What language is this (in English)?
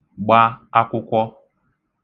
Igbo